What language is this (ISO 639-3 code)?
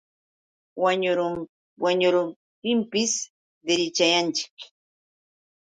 qux